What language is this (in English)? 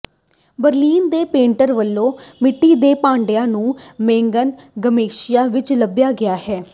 Punjabi